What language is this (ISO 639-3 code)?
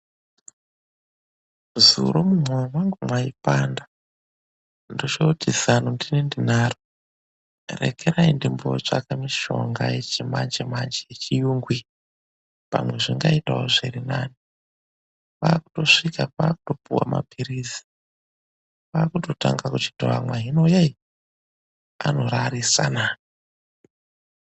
ndc